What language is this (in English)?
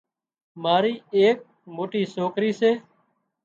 Wadiyara Koli